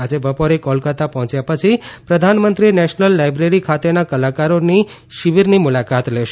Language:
Gujarati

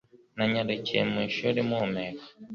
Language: Kinyarwanda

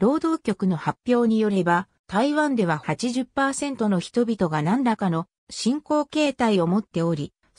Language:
Japanese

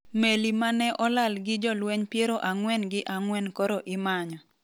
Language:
Luo (Kenya and Tanzania)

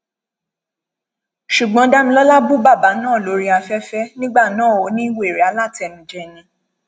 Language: Yoruba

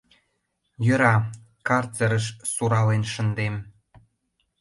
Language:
Mari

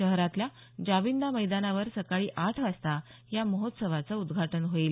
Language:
Marathi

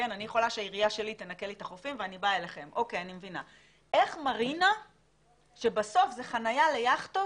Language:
Hebrew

